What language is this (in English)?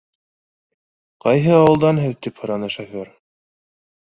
Bashkir